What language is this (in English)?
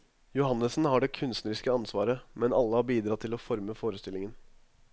Norwegian